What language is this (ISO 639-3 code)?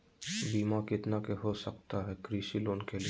mag